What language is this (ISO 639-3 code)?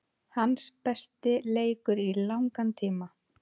isl